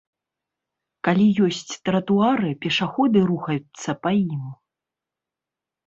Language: Belarusian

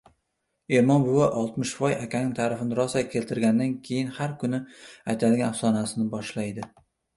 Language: Uzbek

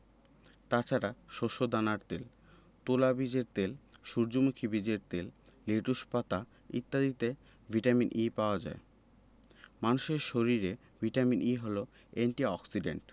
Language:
Bangla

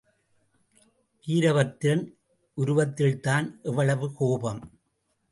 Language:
Tamil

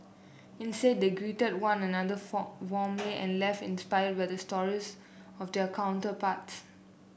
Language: English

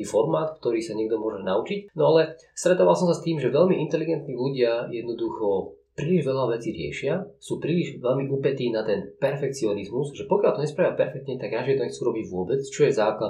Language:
Slovak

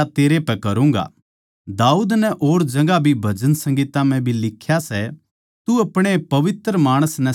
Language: Haryanvi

